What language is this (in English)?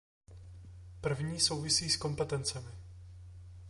Czech